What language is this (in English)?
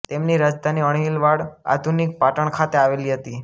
Gujarati